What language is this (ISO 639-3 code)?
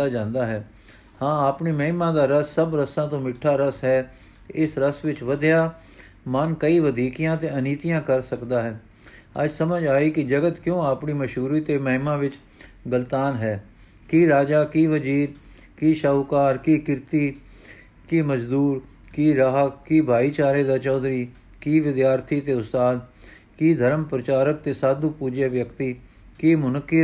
pan